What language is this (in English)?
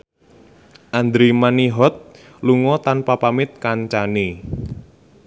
Javanese